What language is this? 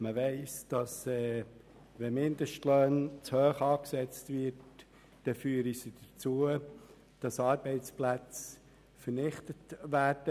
Swiss German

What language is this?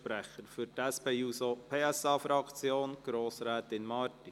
Swiss German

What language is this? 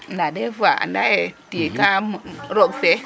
Serer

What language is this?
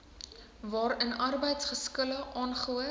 Afrikaans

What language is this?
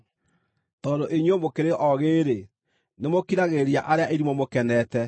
Kikuyu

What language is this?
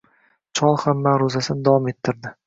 Uzbek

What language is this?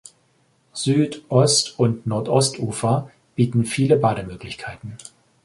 German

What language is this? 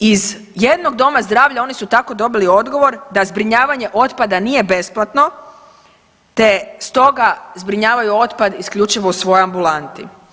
Croatian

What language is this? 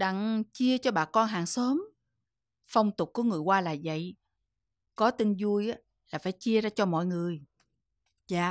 Vietnamese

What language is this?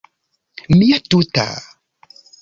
Esperanto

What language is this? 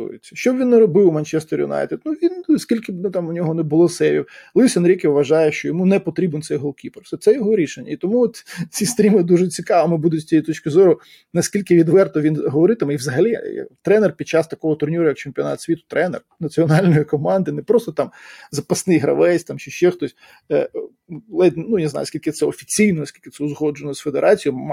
Ukrainian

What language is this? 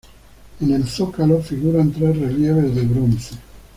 Spanish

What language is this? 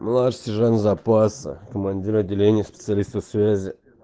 Russian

